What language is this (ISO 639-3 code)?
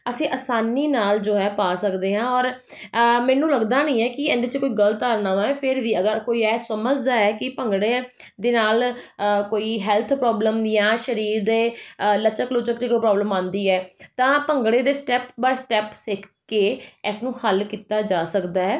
pan